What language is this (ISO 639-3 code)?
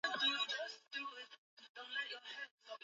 swa